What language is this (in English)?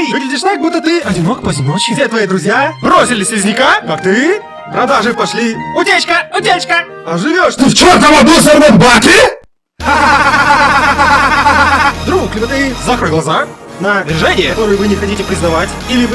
Russian